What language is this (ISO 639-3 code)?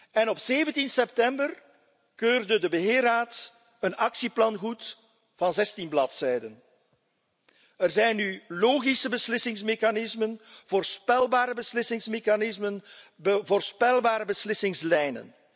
nld